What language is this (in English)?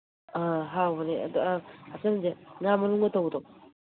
Manipuri